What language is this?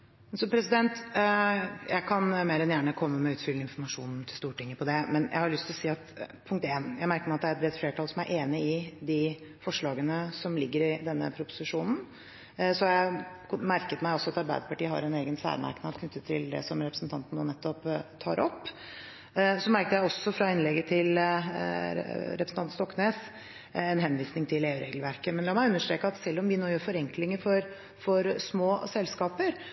Norwegian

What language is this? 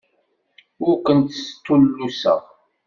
Kabyle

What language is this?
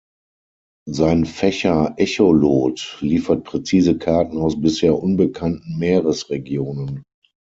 German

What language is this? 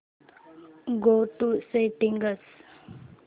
Marathi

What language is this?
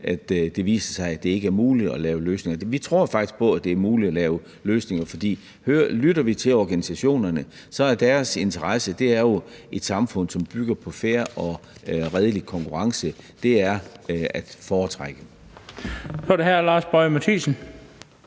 Danish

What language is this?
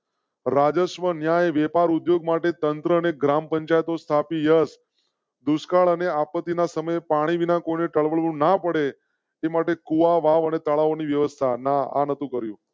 Gujarati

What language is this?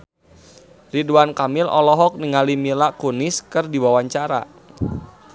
Sundanese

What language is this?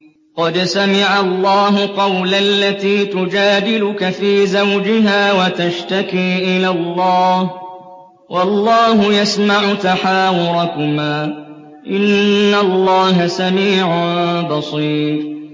Arabic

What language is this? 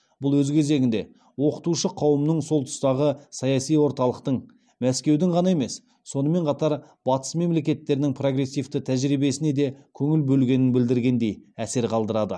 Kazakh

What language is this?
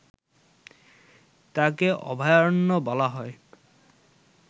Bangla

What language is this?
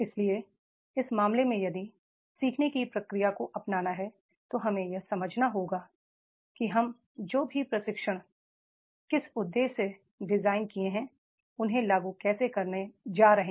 Hindi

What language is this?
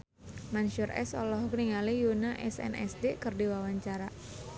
Sundanese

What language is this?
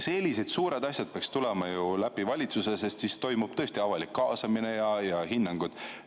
Estonian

